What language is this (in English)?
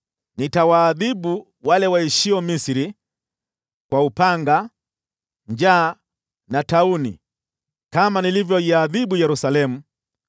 Swahili